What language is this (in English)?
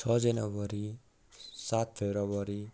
Nepali